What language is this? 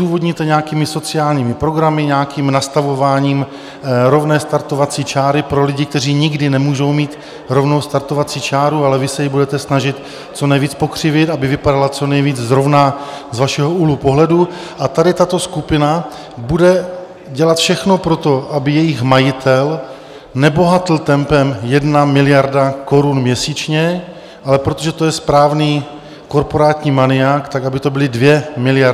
Czech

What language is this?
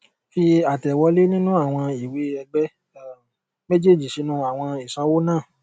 Yoruba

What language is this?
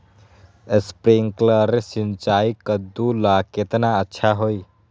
Magahi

